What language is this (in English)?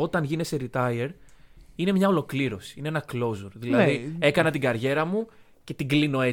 Greek